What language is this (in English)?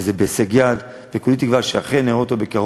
Hebrew